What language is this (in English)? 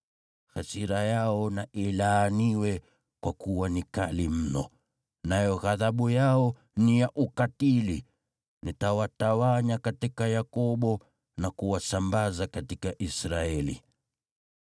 Swahili